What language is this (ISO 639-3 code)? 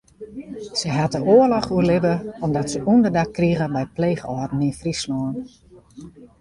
fry